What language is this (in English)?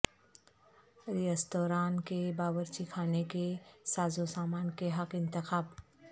Urdu